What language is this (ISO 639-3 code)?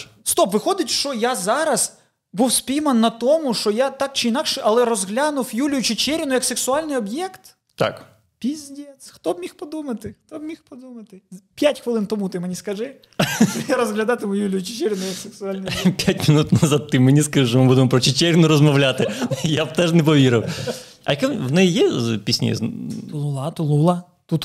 ukr